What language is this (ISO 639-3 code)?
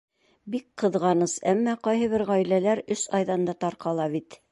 bak